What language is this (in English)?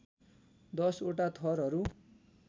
Nepali